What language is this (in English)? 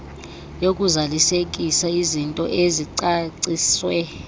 Xhosa